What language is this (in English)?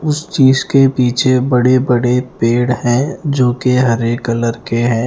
Hindi